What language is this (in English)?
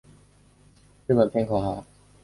Chinese